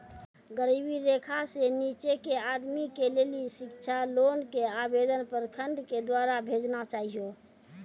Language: Maithili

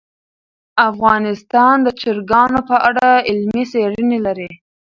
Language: Pashto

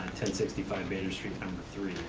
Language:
English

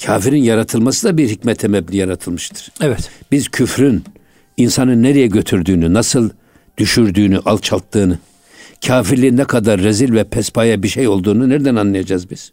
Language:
Turkish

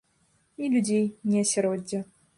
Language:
Belarusian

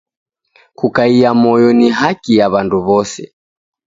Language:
Taita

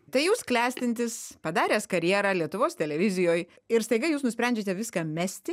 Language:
Lithuanian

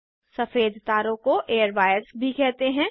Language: Hindi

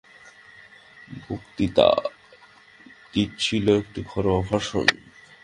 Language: Bangla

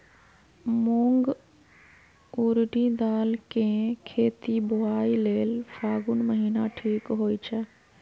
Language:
Magahi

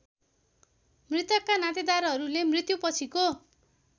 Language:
Nepali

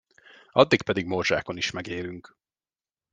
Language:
Hungarian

